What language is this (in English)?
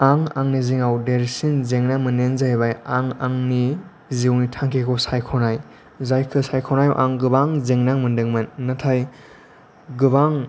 Bodo